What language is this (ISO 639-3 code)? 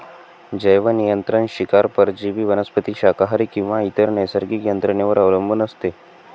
mar